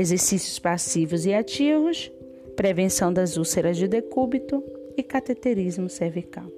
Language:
Portuguese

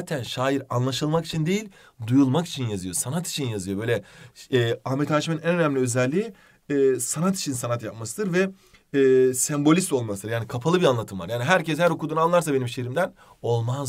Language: Turkish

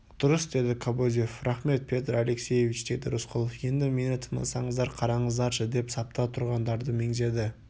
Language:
Kazakh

